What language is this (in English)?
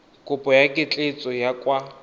Tswana